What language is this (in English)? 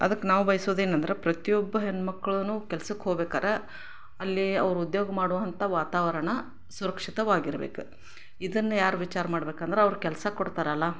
Kannada